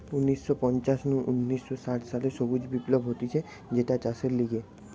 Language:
Bangla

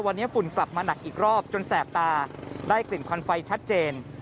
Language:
Thai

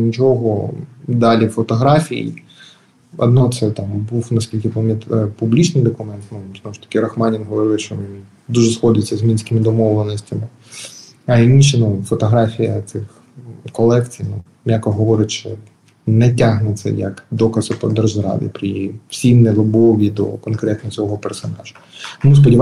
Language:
Ukrainian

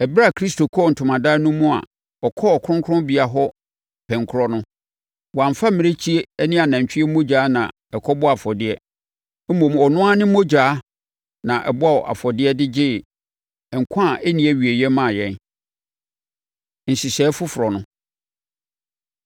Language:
Akan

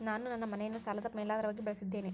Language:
Kannada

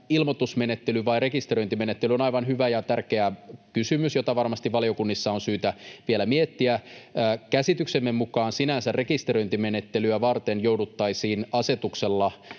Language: Finnish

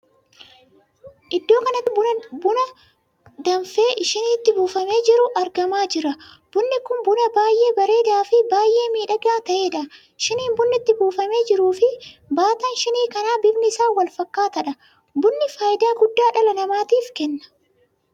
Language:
Oromo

